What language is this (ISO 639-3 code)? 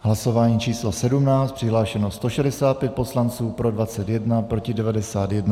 ces